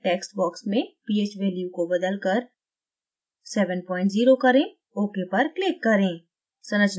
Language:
Hindi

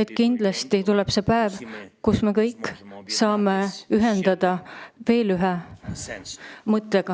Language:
Estonian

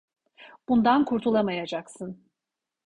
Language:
Turkish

